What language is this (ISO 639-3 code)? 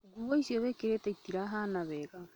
kik